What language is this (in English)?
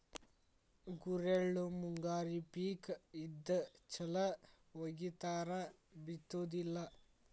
Kannada